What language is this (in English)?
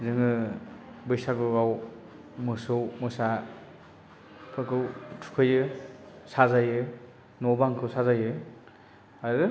Bodo